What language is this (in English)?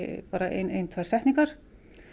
Icelandic